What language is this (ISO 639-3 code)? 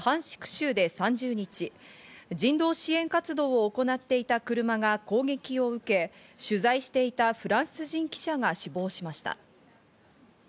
jpn